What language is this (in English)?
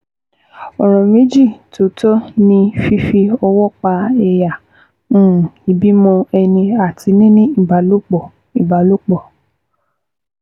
Yoruba